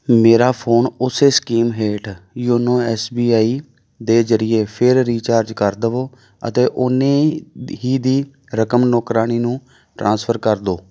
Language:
Punjabi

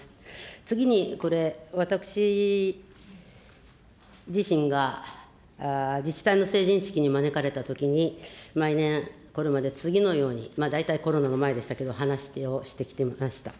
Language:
Japanese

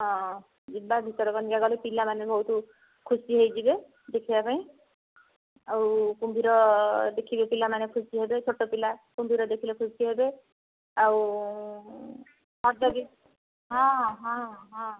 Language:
Odia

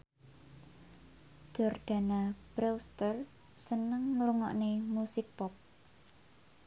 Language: Javanese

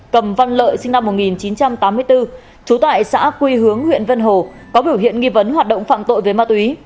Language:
Vietnamese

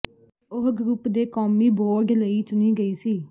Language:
Punjabi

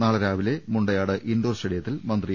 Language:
Malayalam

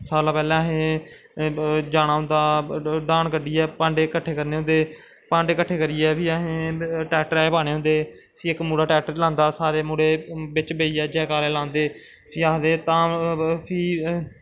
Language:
Dogri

